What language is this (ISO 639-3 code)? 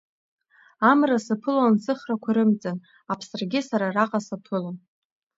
abk